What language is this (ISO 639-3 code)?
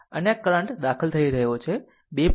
guj